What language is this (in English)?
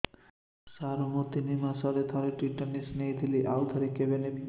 Odia